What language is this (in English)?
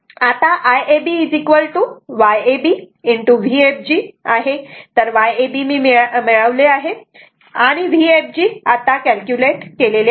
Marathi